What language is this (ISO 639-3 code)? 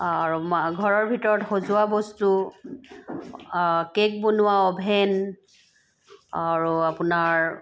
asm